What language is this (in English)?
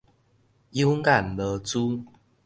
Min Nan Chinese